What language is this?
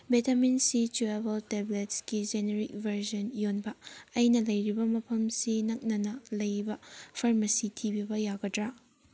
Manipuri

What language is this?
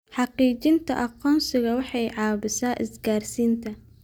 Somali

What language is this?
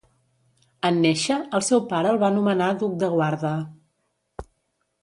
Catalan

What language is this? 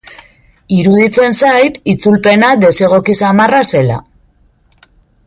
Basque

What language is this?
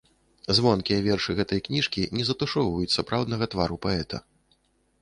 Belarusian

